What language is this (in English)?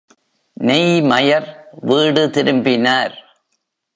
Tamil